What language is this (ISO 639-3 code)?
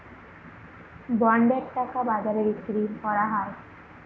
ben